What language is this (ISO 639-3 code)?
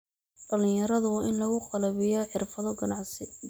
som